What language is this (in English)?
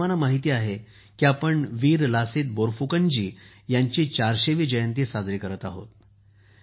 Marathi